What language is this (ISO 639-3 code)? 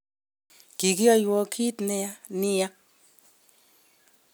kln